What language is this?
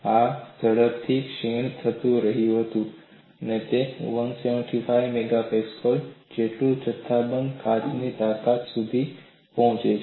Gujarati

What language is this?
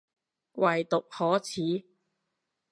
Cantonese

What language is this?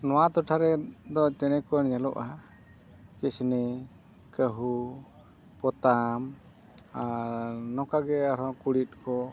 Santali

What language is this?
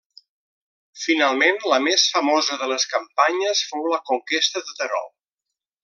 Catalan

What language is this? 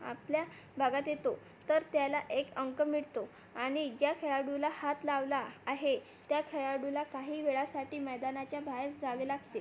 Marathi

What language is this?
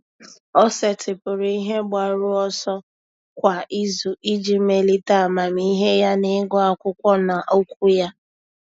Igbo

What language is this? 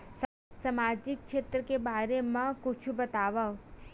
Chhattisgarhi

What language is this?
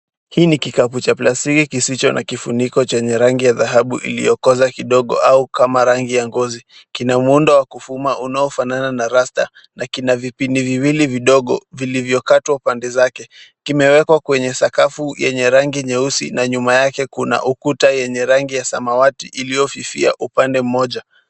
Swahili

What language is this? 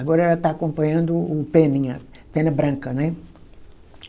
Portuguese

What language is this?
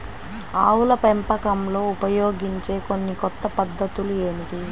Telugu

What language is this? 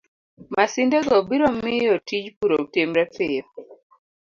Luo (Kenya and Tanzania)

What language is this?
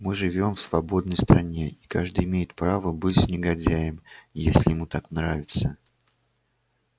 Russian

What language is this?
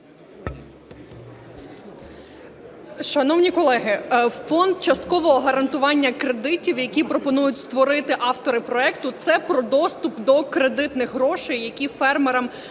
Ukrainian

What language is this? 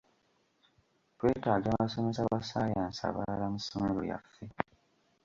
Ganda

